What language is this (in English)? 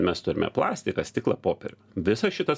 Lithuanian